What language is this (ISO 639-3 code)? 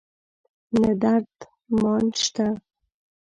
pus